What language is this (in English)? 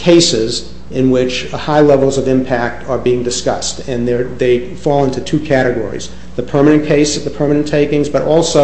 English